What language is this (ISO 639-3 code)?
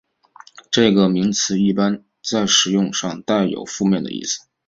zho